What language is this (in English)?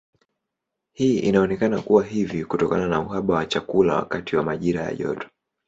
Swahili